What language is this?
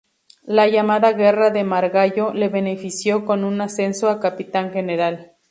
Spanish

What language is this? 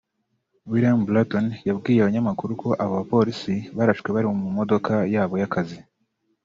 Kinyarwanda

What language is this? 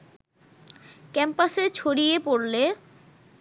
Bangla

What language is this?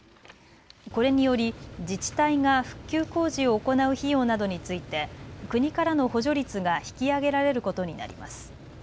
Japanese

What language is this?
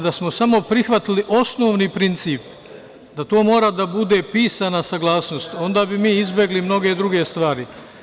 Serbian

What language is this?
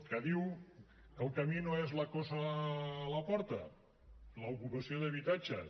Catalan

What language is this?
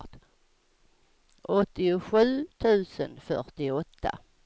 Swedish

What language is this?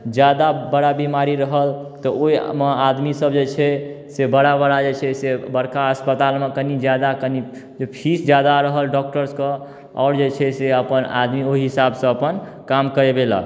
Maithili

